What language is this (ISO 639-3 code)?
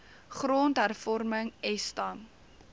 afr